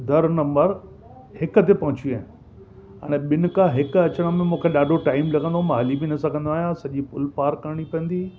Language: Sindhi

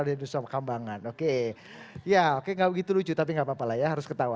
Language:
Indonesian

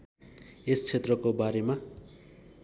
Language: Nepali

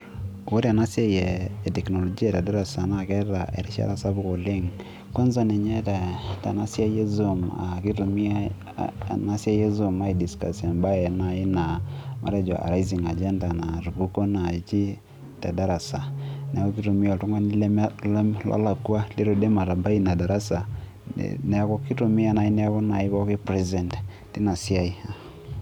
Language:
Masai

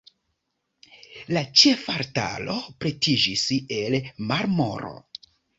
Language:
Esperanto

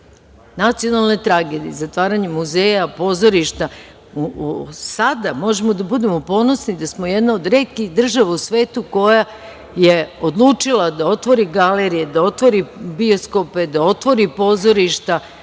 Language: Serbian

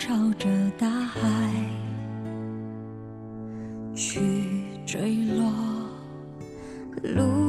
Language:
Vietnamese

